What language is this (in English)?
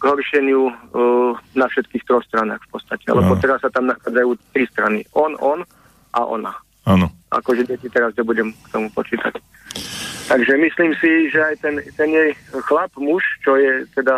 Slovak